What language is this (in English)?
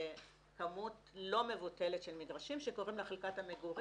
Hebrew